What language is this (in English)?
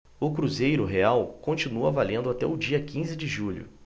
Portuguese